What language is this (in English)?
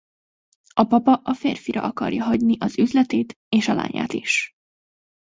Hungarian